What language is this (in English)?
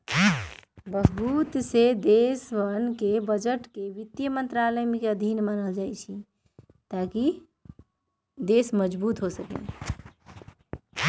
Magahi